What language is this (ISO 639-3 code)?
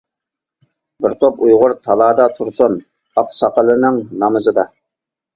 uig